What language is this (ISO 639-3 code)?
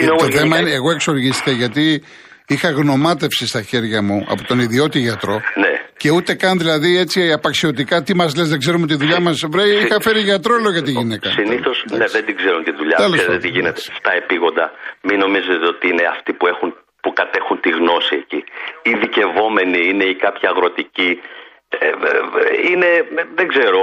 ell